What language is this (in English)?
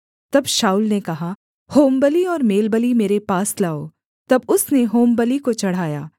Hindi